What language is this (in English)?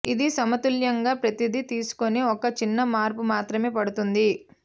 Telugu